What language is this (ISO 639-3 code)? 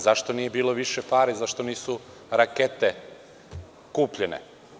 srp